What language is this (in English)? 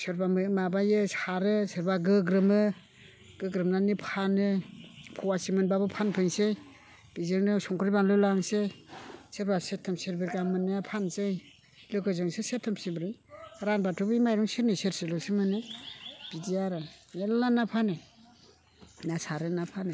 Bodo